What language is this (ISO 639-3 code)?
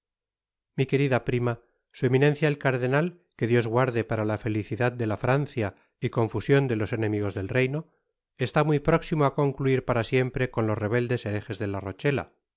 spa